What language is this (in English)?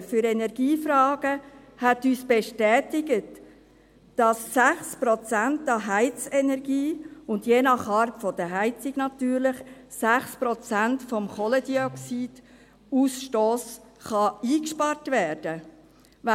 Swiss German